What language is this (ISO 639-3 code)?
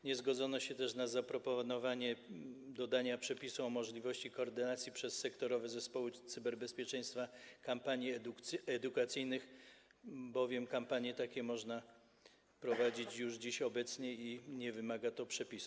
pol